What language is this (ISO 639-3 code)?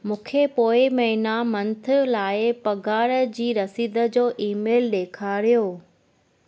snd